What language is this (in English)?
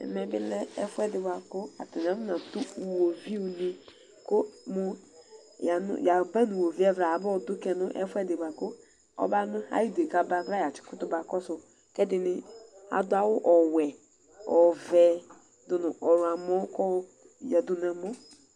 Ikposo